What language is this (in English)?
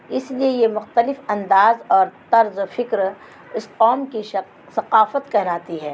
Urdu